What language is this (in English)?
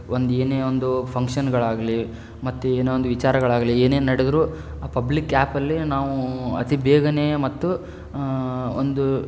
Kannada